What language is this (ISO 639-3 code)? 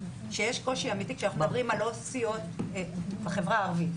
heb